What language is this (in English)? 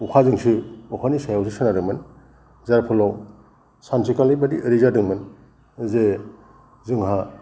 Bodo